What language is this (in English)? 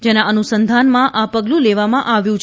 Gujarati